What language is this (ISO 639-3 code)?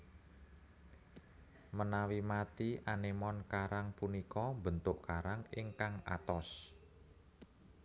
jav